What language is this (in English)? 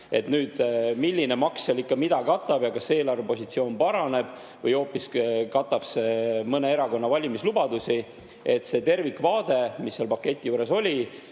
Estonian